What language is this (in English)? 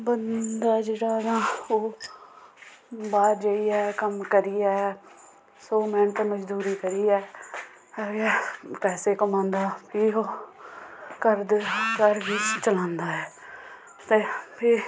Dogri